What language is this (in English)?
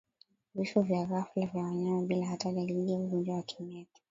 Swahili